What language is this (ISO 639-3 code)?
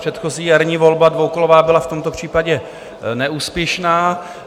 ces